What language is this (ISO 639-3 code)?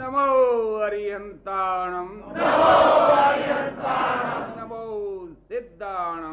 guj